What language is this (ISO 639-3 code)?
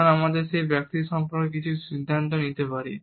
ben